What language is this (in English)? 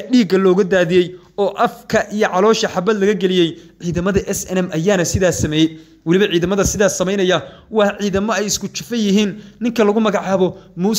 Arabic